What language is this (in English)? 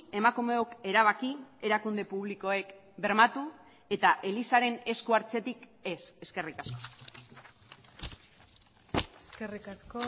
Basque